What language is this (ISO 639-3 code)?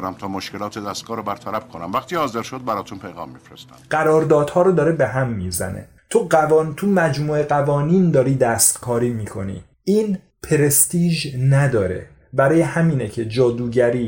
fas